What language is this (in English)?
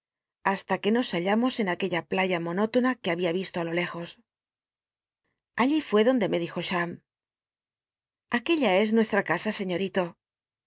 Spanish